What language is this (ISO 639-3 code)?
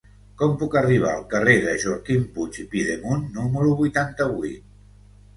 cat